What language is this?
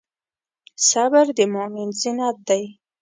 Pashto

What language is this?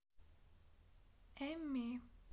Russian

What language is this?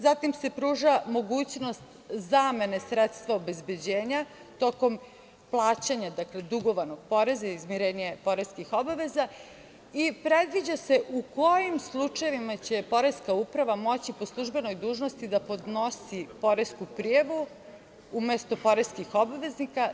Serbian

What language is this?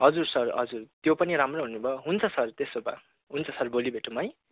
Nepali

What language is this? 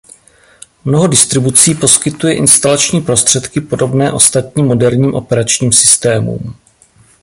Czech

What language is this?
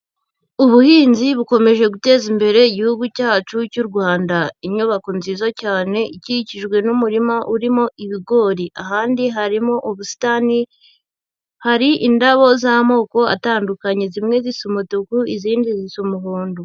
Kinyarwanda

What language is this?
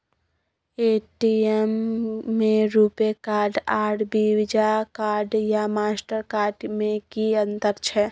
Maithili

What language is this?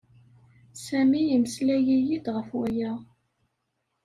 Kabyle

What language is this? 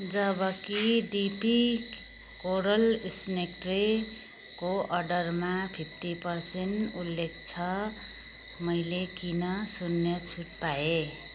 Nepali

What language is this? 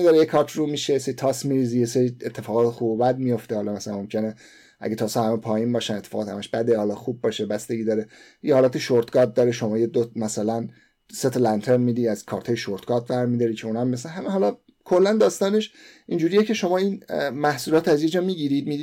Persian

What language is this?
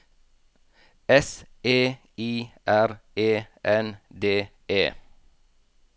Norwegian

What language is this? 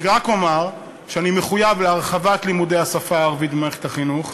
Hebrew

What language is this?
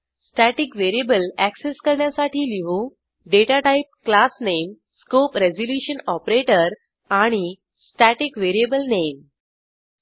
Marathi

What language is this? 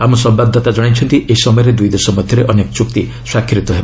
Odia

